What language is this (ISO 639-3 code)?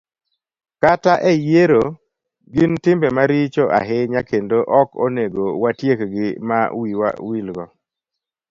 luo